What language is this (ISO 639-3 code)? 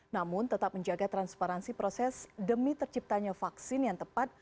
ind